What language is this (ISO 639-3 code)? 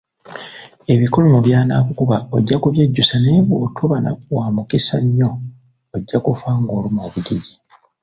lug